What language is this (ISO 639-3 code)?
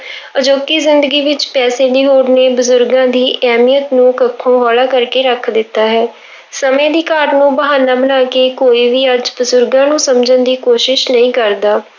pan